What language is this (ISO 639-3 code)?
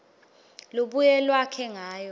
ssw